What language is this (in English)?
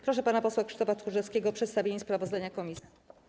Polish